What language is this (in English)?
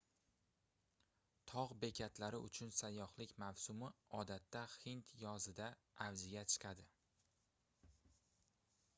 Uzbek